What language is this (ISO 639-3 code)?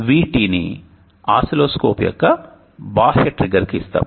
tel